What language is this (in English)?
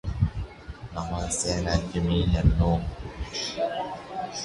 Divehi